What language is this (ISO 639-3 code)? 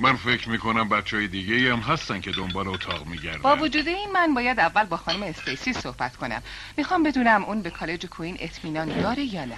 fas